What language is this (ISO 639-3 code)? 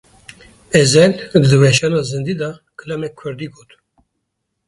kur